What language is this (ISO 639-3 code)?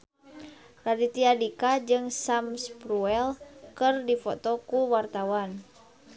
sun